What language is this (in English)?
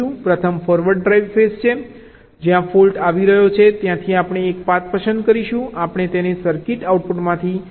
Gujarati